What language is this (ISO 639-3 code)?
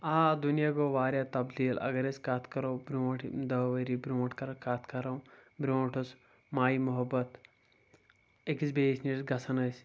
kas